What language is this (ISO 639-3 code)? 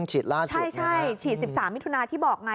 tha